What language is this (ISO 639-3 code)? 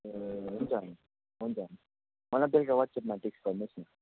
nep